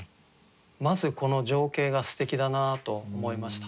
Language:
Japanese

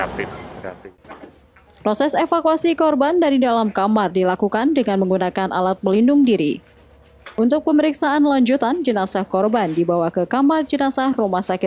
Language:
Indonesian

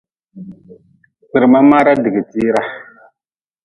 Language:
Nawdm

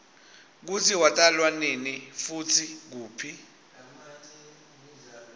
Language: Swati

